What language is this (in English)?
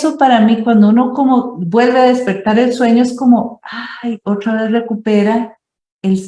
Spanish